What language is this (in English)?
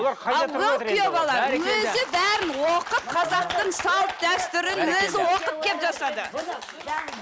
Kazakh